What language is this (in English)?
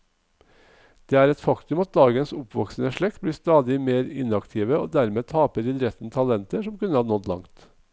Norwegian